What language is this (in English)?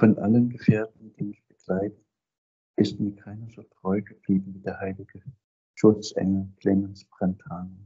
German